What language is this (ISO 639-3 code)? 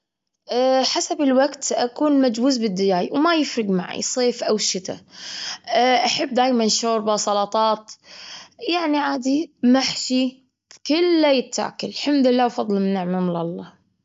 afb